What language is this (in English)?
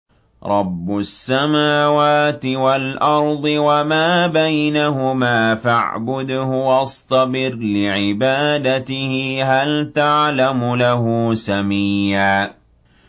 Arabic